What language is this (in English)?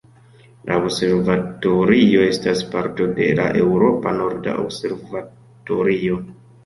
Esperanto